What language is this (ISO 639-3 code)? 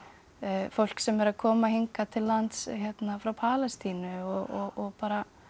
isl